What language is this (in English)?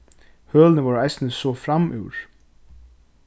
Faroese